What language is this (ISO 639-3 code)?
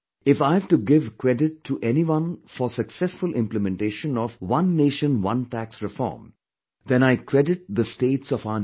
eng